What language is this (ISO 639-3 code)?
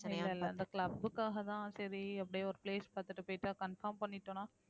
tam